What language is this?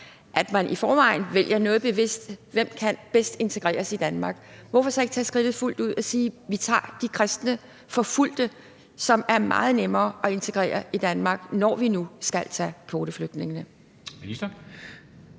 Danish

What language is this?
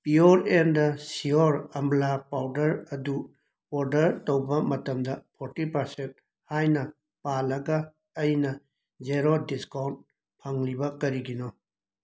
Manipuri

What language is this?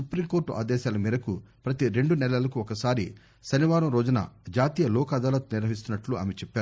Telugu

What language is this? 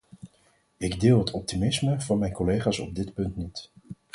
Dutch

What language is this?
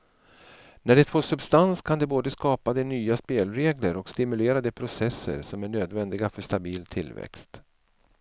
Swedish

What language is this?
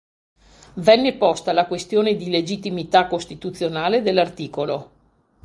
Italian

